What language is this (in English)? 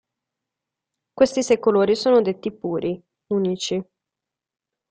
Italian